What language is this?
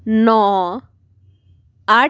Punjabi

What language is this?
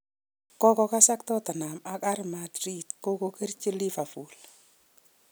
Kalenjin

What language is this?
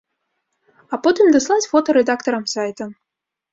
Belarusian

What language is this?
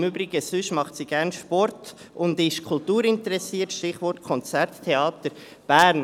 Swiss German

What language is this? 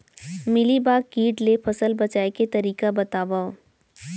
Chhattisgarhi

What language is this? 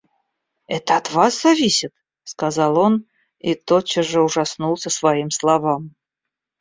Russian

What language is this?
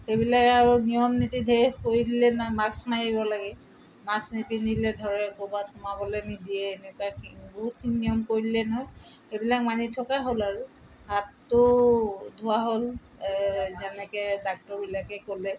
Assamese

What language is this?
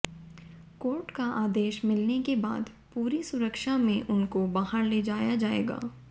Hindi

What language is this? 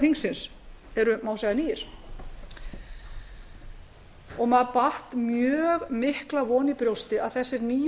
Icelandic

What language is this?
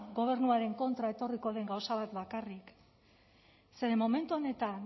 Basque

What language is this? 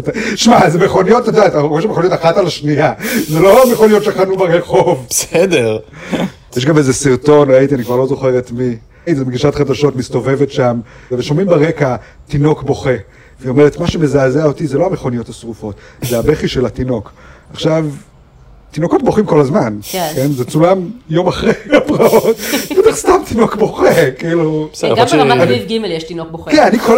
Hebrew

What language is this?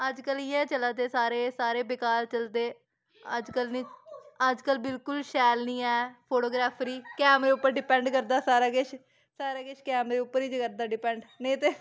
Dogri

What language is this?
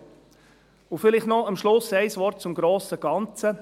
Swiss German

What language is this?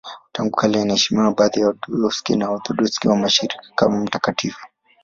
Swahili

